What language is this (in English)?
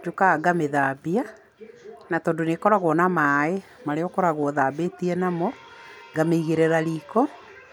Kikuyu